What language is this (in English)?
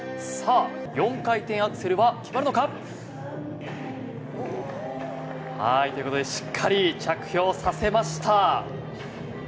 Japanese